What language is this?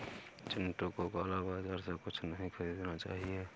Hindi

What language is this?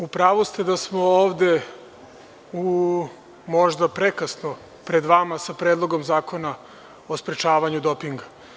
Serbian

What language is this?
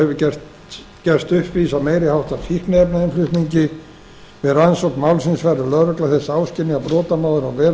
Icelandic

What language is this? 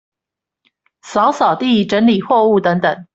Chinese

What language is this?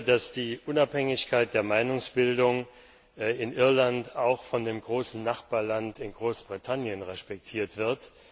German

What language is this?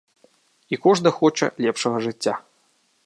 Belarusian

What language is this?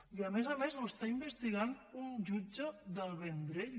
Catalan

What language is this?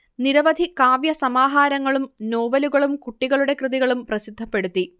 Malayalam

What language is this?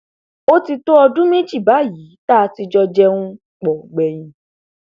Yoruba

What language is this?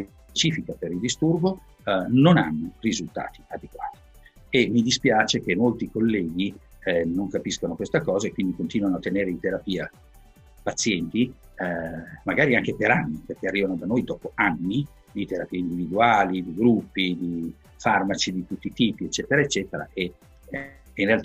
Italian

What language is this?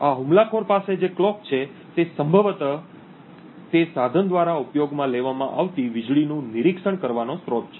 Gujarati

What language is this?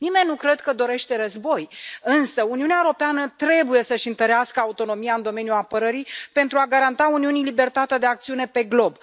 Romanian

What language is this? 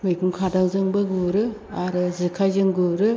Bodo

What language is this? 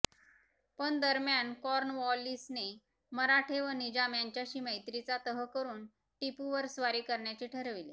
Marathi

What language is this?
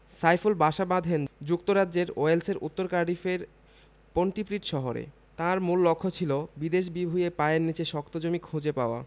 Bangla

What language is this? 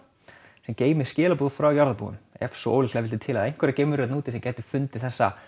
Icelandic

